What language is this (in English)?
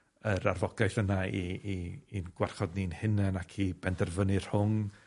Welsh